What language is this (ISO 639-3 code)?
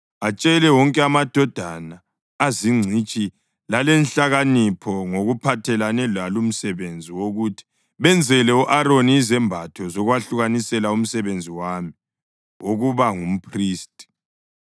nde